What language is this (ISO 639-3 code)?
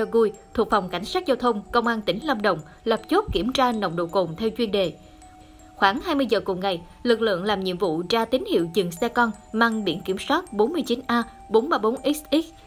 vie